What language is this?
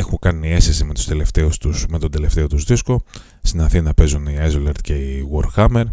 Greek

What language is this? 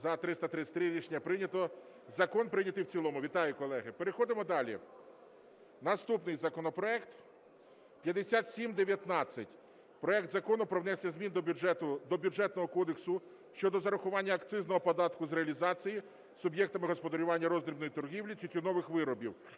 Ukrainian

